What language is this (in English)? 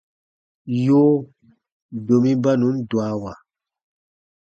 Baatonum